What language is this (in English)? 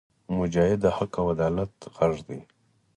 Pashto